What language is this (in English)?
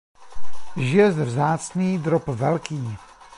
Czech